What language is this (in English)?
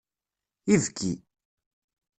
Kabyle